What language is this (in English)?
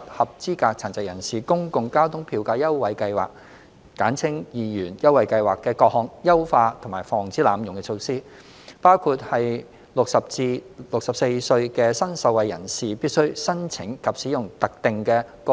Cantonese